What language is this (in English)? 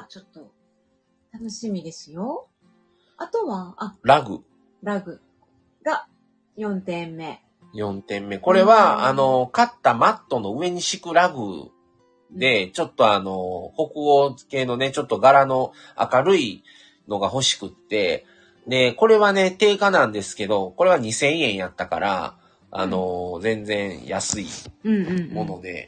Japanese